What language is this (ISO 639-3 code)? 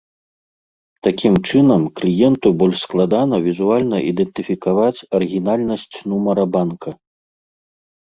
bel